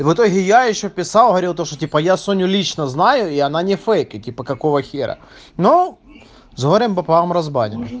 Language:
Russian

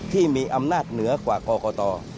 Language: Thai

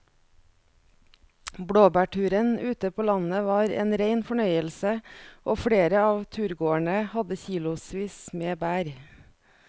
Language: Norwegian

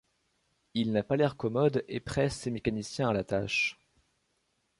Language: French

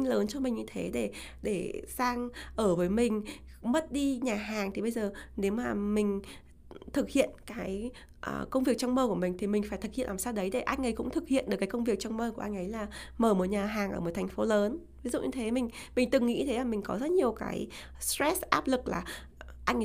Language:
Vietnamese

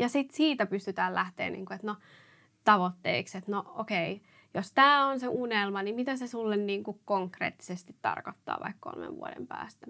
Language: Finnish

